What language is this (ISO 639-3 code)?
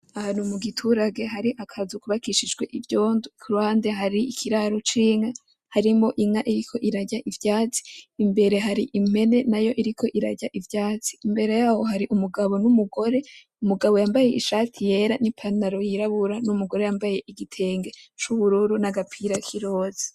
run